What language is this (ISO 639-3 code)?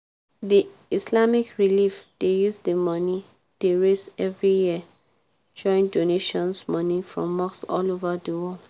pcm